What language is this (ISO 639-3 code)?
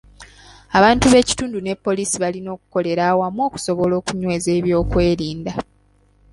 lug